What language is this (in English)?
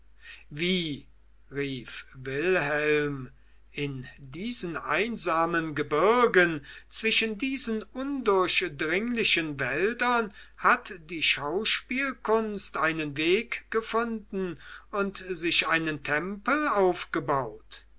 German